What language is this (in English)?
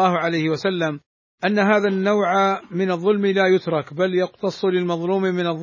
Arabic